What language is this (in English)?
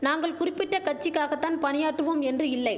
Tamil